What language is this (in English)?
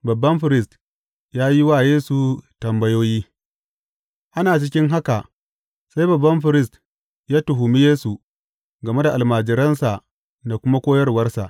Hausa